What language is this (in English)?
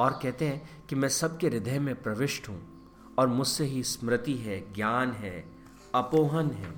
Hindi